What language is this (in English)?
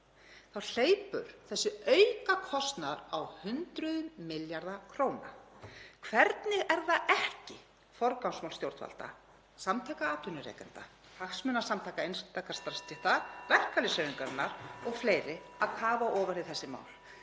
Icelandic